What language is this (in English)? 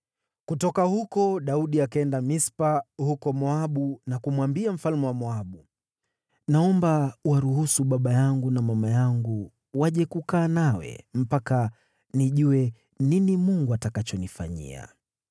Swahili